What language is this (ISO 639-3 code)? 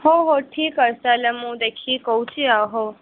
ori